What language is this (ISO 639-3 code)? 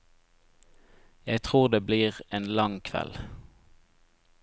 nor